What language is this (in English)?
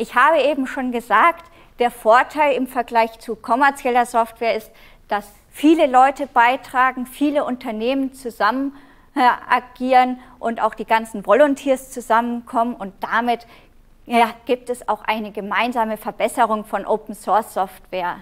German